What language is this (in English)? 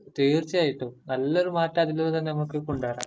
Malayalam